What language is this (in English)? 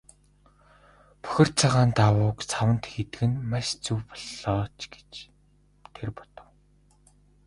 Mongolian